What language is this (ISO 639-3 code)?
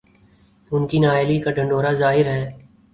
urd